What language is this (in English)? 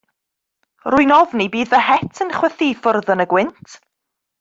Welsh